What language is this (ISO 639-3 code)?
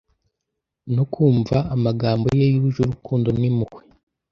kin